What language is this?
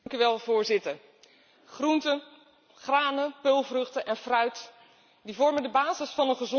Dutch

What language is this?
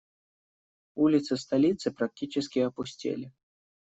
Russian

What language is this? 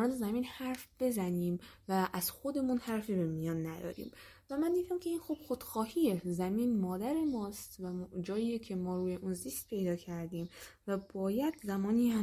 Persian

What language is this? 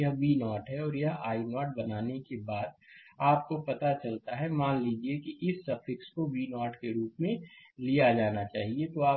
Hindi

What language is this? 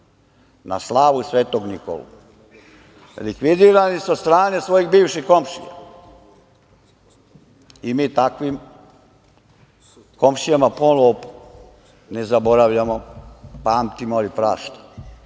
Serbian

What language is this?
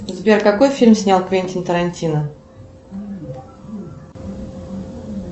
Russian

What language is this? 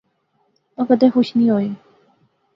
Pahari-Potwari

